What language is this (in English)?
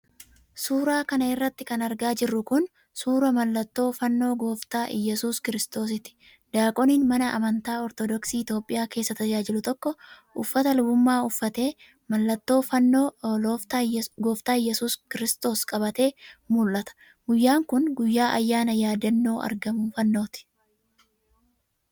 Oromo